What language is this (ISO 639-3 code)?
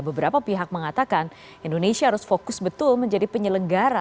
ind